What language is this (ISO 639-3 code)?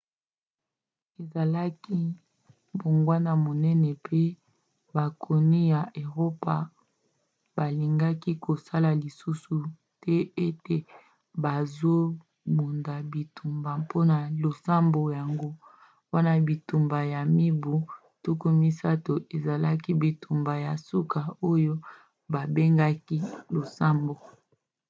lin